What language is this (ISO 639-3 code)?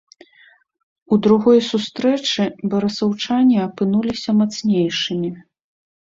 bel